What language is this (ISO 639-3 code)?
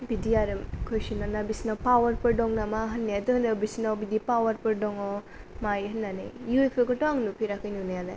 brx